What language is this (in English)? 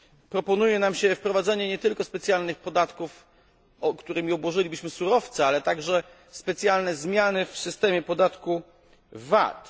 Polish